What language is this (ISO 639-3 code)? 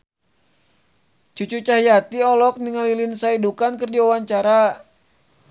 sun